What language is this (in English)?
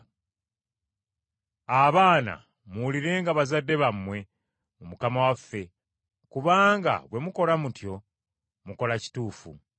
Ganda